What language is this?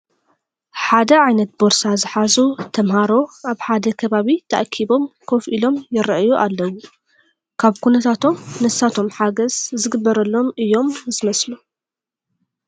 Tigrinya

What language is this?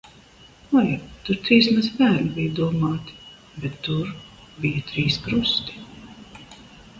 Latvian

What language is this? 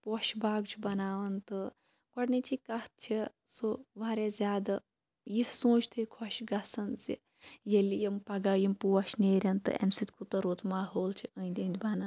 Kashmiri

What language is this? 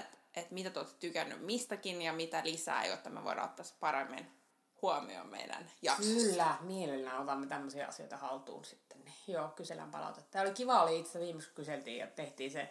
Finnish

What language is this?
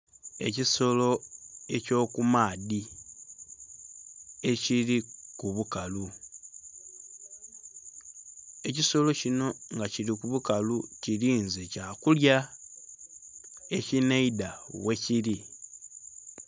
Soga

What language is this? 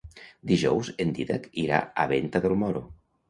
Catalan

